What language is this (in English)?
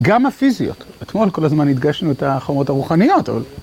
Hebrew